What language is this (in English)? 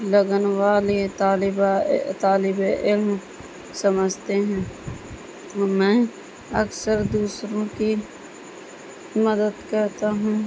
Urdu